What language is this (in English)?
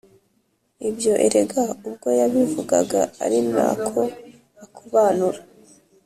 Kinyarwanda